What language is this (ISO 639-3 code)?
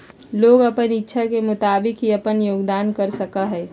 mag